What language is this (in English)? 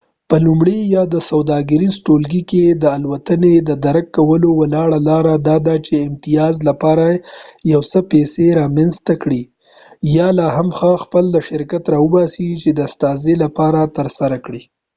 Pashto